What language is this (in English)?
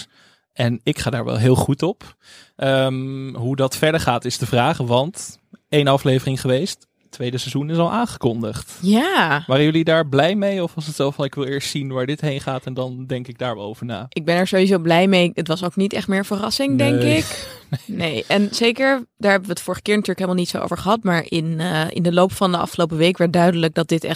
Dutch